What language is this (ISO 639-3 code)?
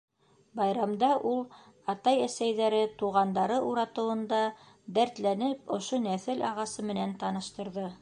bak